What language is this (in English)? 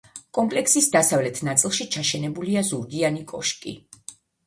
Georgian